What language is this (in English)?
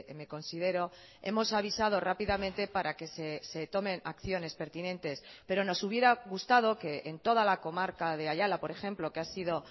Spanish